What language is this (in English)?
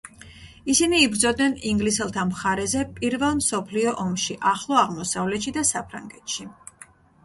Georgian